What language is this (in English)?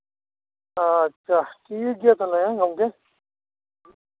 Santali